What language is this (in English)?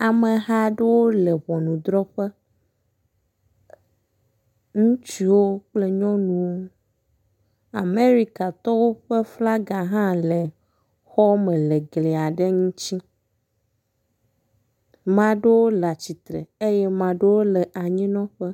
Ewe